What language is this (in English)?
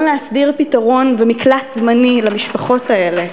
Hebrew